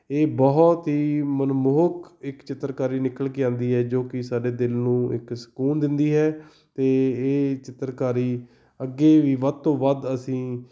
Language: Punjabi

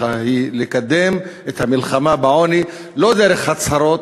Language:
Hebrew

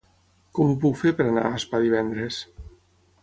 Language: Catalan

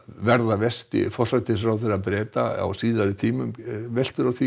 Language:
Icelandic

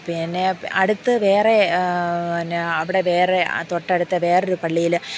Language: Malayalam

